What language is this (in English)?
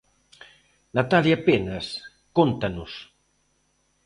Galician